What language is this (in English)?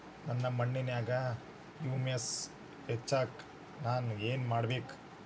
Kannada